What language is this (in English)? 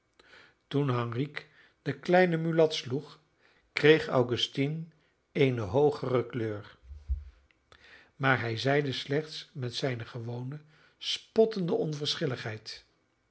Dutch